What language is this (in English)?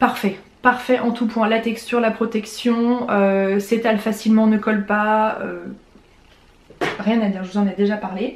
French